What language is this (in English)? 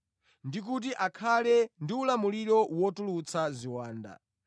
Nyanja